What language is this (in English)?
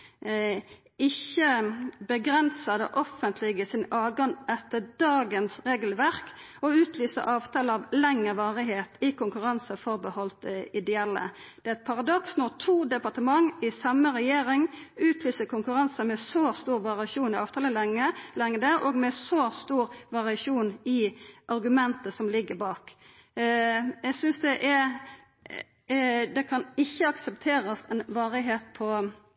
Norwegian Nynorsk